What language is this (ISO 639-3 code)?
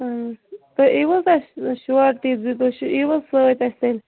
kas